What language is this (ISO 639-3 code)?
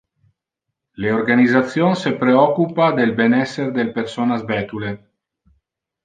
ina